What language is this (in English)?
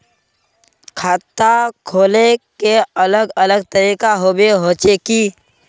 Magahi